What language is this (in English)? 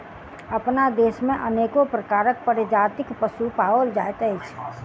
Maithili